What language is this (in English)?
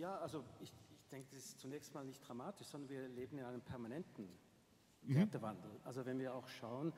German